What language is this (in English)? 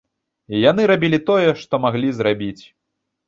Belarusian